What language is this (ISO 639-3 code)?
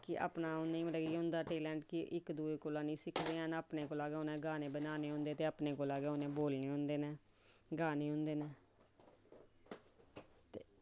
doi